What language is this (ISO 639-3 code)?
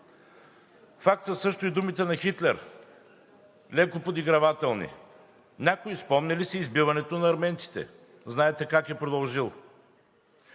bul